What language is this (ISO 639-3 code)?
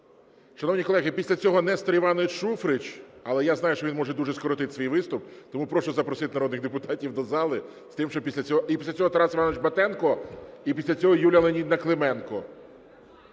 ukr